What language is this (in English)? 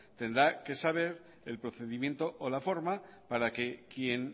Spanish